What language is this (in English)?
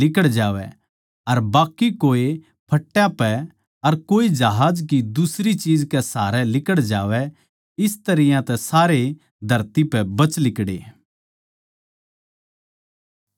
Haryanvi